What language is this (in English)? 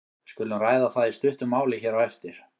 Icelandic